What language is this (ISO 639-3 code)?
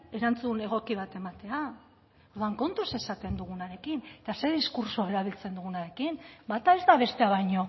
eus